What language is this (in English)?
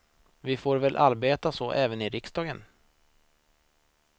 Swedish